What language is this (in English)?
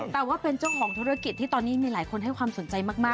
Thai